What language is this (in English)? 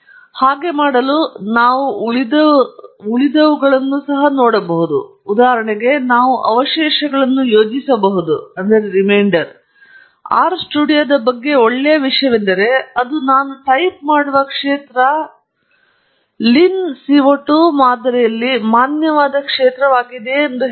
Kannada